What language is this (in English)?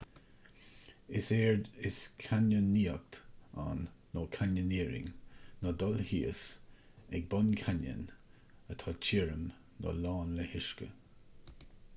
Irish